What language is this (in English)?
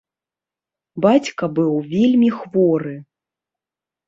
Belarusian